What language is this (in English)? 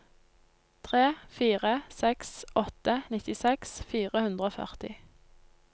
Norwegian